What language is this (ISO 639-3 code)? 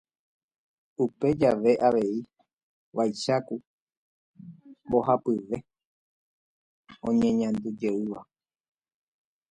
grn